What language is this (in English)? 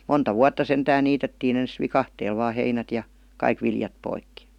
Finnish